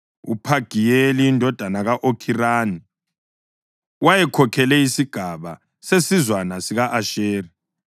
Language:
North Ndebele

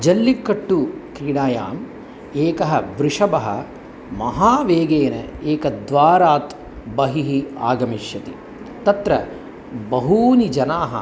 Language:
Sanskrit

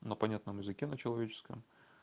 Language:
Russian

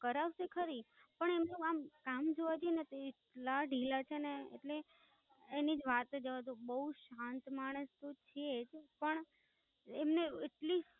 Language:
Gujarati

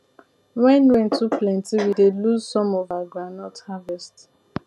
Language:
Nigerian Pidgin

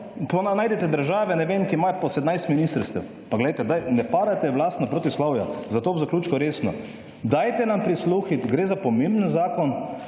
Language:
Slovenian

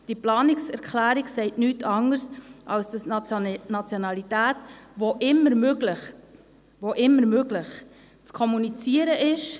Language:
Swiss German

